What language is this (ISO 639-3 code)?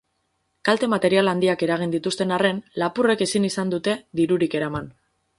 eus